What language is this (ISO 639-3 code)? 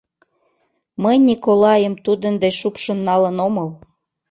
chm